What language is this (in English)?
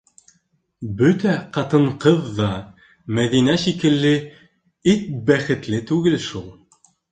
Bashkir